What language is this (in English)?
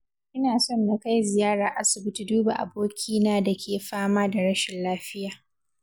Hausa